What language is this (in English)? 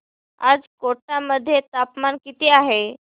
Marathi